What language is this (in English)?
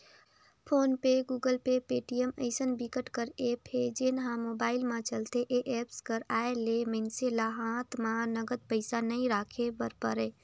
Chhattisgarhi